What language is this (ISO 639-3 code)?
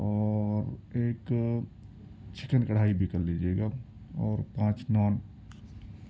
urd